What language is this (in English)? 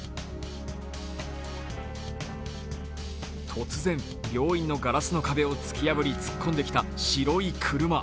Japanese